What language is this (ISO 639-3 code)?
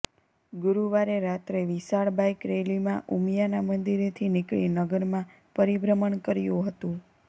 guj